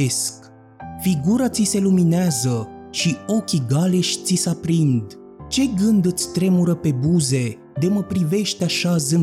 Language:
Romanian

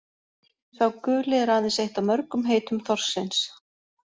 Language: Icelandic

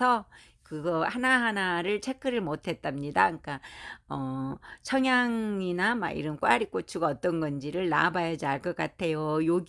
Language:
Korean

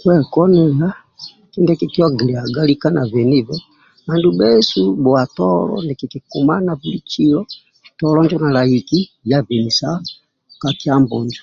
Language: Amba (Uganda)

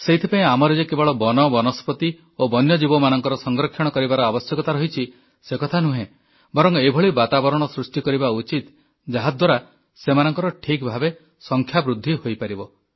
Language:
Odia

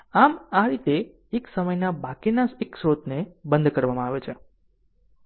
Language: Gujarati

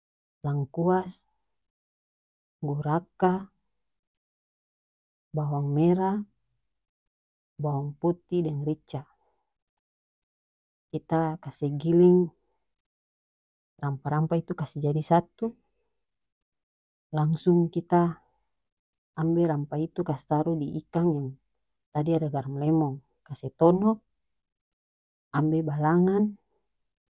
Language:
North Moluccan Malay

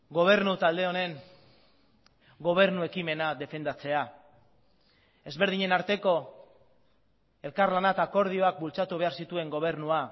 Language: Basque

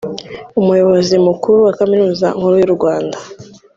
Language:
Kinyarwanda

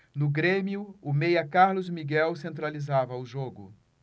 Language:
Portuguese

